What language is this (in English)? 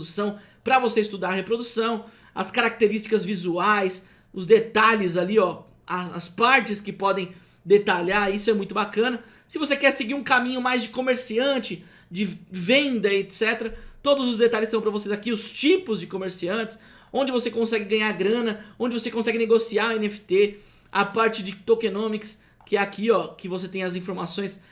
Portuguese